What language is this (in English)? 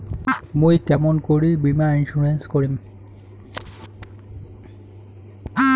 Bangla